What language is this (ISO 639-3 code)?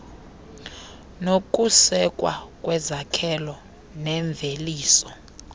xho